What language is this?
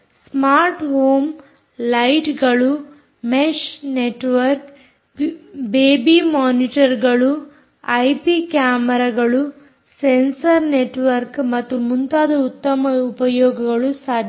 Kannada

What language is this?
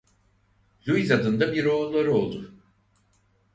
Turkish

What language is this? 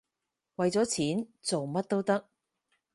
Cantonese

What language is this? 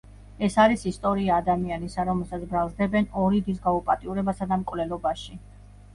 Georgian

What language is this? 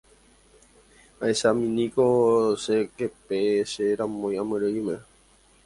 Guarani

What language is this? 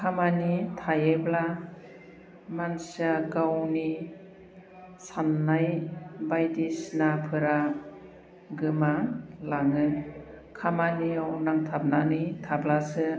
Bodo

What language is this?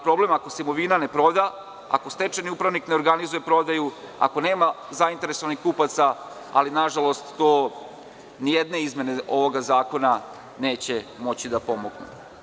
Serbian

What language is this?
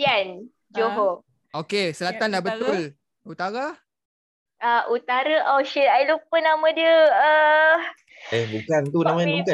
Malay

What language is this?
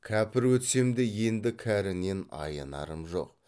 Kazakh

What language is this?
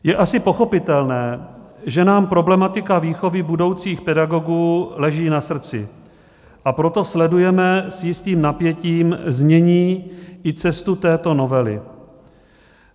Czech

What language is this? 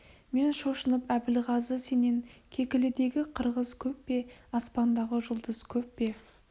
Kazakh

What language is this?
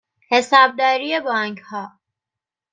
Persian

